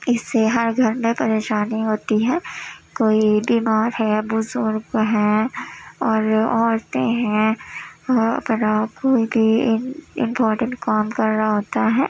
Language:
Urdu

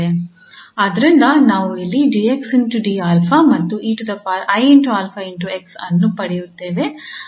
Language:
Kannada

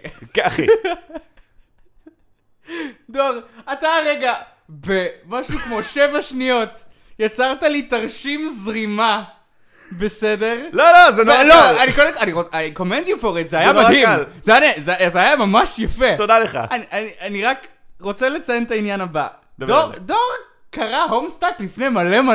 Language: Hebrew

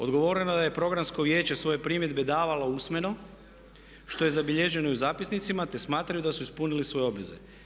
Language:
Croatian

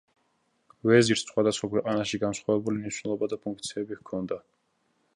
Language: Georgian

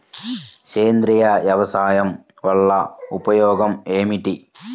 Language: Telugu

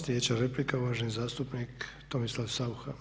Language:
Croatian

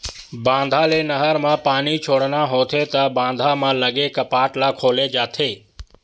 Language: Chhattisgarhi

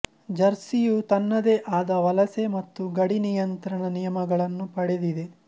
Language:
Kannada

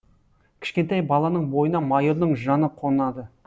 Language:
Kazakh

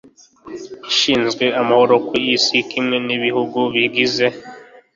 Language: Kinyarwanda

